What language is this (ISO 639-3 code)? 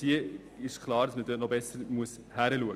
gsw